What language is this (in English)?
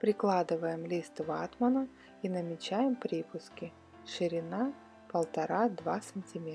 Russian